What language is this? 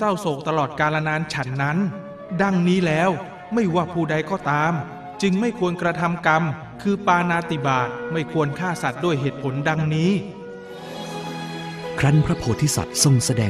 Thai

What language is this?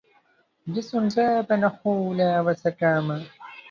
Arabic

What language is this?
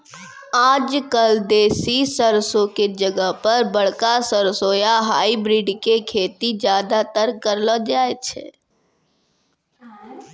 Maithili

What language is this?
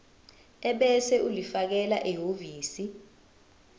Zulu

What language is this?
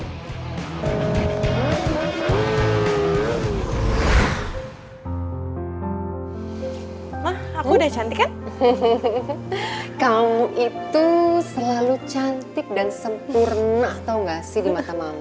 Indonesian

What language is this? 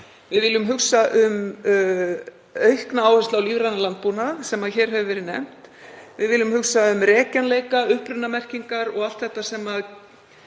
Icelandic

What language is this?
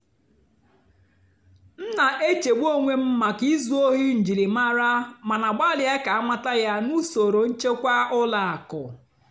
Igbo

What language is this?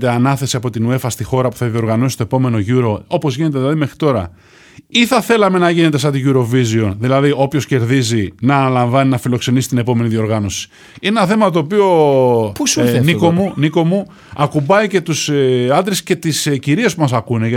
Greek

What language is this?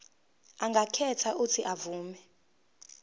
Zulu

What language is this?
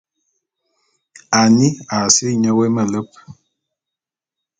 Bulu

